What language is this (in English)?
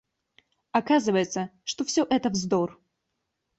Russian